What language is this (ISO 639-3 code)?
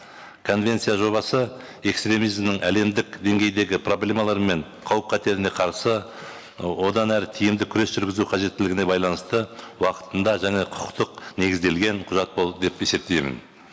kaz